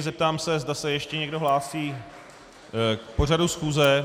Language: Czech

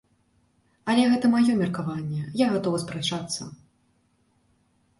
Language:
Belarusian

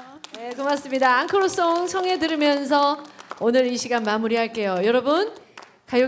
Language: Korean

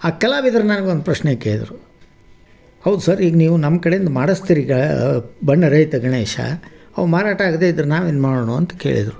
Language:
Kannada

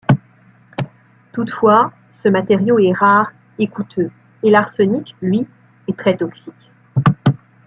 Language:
French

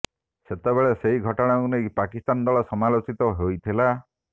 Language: Odia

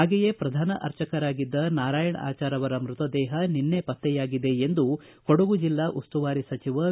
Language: Kannada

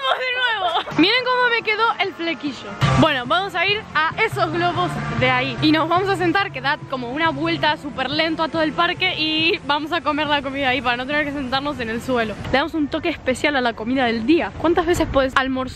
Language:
Spanish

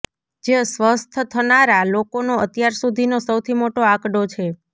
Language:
Gujarati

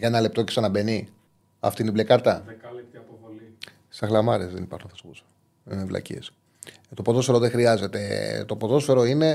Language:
Greek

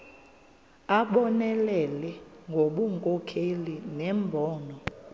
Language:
Xhosa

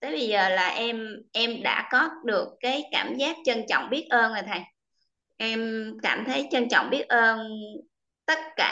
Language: Vietnamese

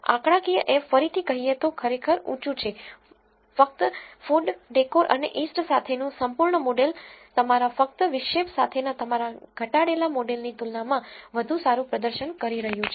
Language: Gujarati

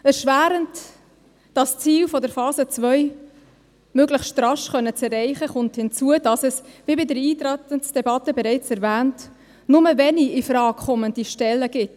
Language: Swiss German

